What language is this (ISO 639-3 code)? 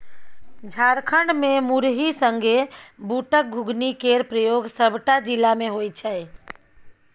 mai